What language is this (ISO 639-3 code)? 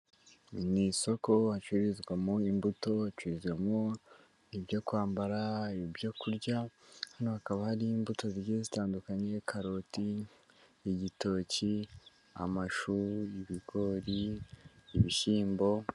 kin